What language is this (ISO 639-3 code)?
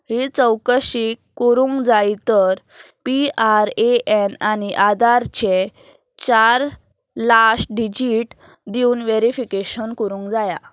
kok